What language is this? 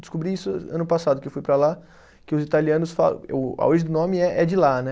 Portuguese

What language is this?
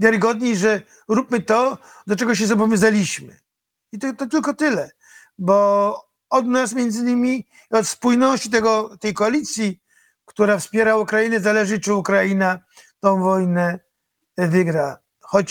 Polish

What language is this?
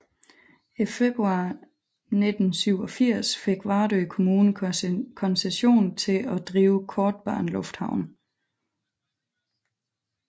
Danish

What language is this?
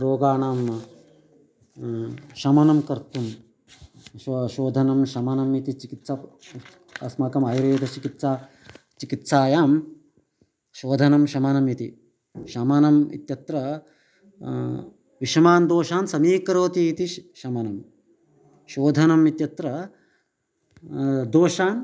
Sanskrit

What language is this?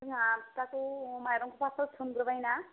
Bodo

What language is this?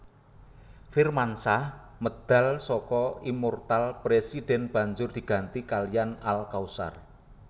Javanese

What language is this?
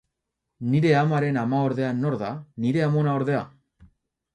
Basque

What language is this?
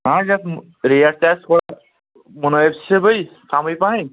Kashmiri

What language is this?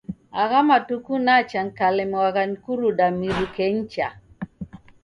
Taita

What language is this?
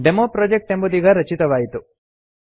Kannada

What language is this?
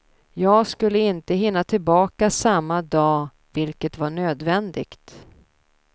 Swedish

